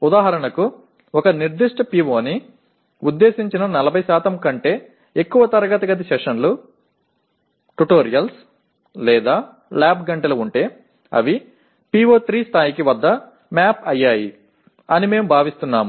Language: Telugu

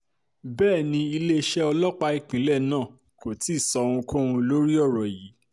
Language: Yoruba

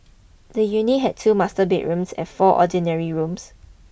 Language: English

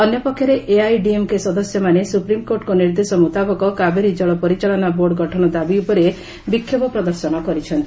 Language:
Odia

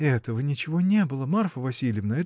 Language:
Russian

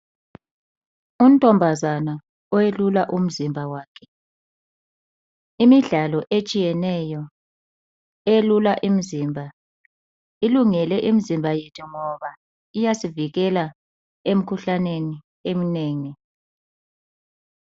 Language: North Ndebele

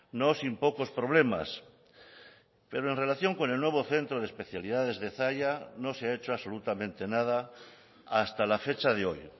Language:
Spanish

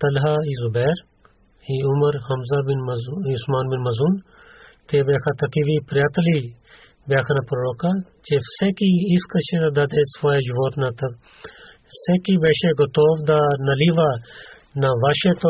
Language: Bulgarian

